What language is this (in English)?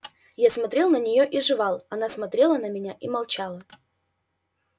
Russian